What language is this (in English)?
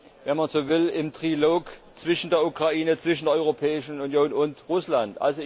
German